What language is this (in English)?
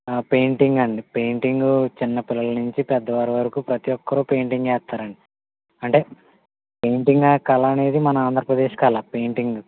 Telugu